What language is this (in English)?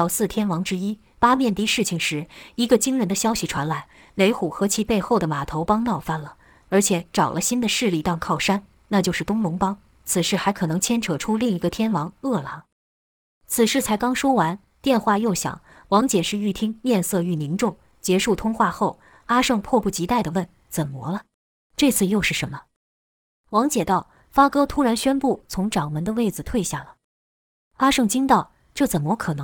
Chinese